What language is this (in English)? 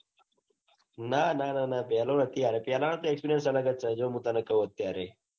Gujarati